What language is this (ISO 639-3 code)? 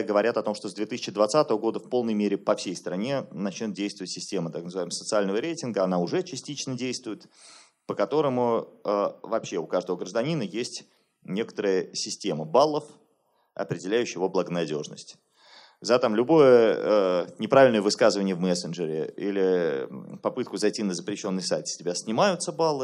rus